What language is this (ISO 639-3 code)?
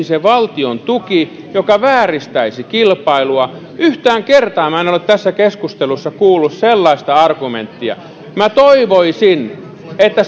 fin